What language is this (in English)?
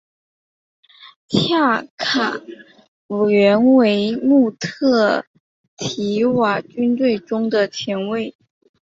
Chinese